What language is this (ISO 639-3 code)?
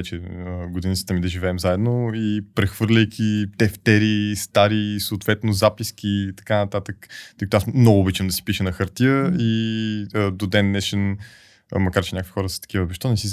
bul